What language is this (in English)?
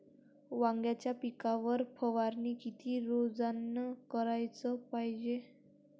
Marathi